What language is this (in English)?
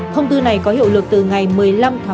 Vietnamese